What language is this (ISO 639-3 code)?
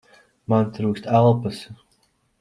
lav